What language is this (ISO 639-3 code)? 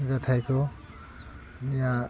brx